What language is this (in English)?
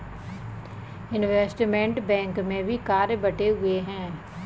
Hindi